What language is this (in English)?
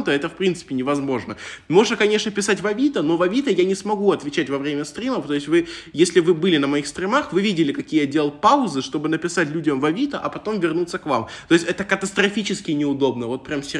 Russian